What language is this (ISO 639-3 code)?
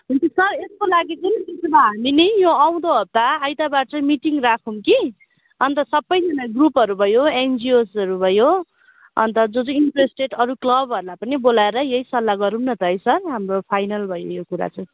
nep